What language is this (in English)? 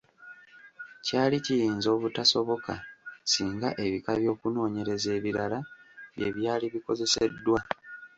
Ganda